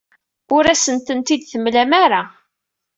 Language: Kabyle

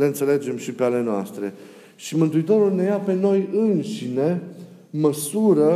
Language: Romanian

